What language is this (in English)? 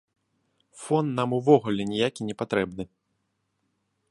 Belarusian